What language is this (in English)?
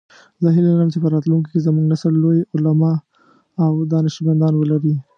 Pashto